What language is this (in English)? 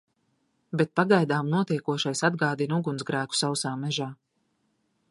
Latvian